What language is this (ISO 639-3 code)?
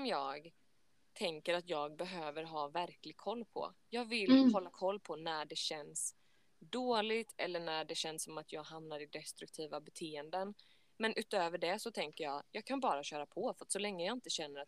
swe